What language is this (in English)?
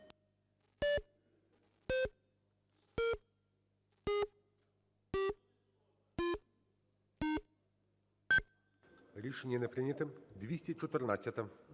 Ukrainian